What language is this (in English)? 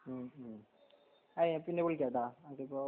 Malayalam